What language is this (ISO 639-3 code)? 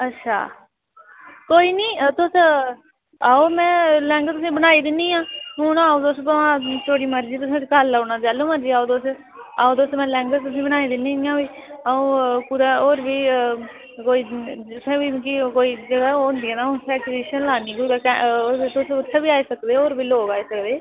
doi